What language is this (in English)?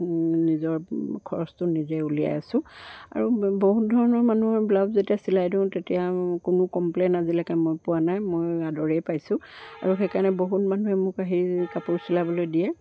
Assamese